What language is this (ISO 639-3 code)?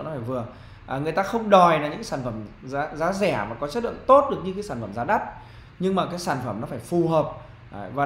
vie